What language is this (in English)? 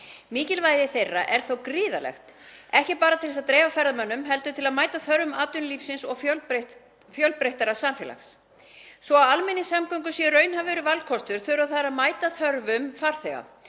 Icelandic